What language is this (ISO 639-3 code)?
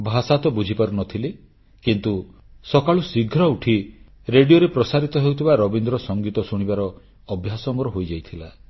ori